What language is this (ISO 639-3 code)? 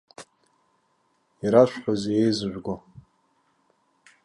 abk